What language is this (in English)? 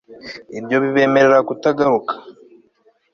Kinyarwanda